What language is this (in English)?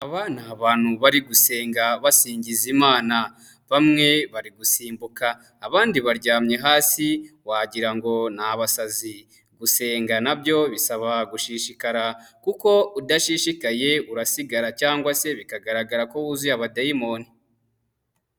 Kinyarwanda